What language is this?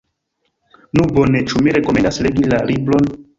Esperanto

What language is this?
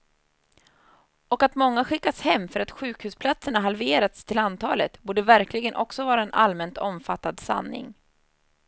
Swedish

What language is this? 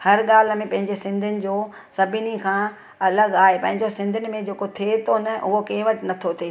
Sindhi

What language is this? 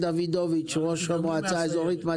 Hebrew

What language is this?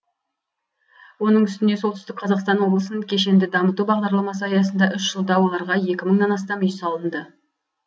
Kazakh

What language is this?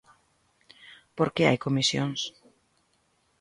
Galician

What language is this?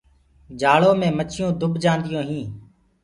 Gurgula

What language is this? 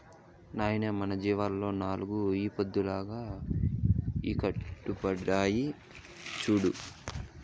Telugu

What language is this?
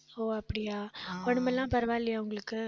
Tamil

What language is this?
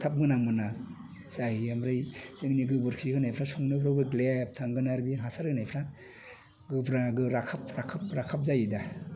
Bodo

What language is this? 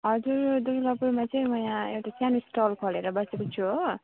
Nepali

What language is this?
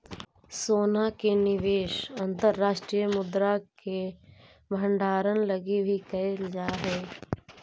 Magahi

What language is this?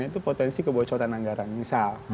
Indonesian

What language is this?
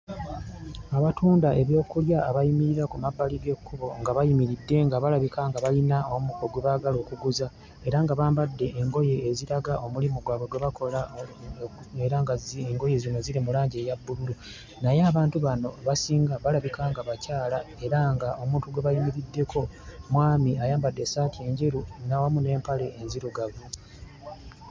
Ganda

